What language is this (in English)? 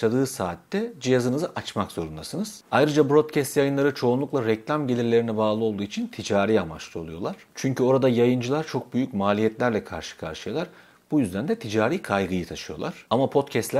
Turkish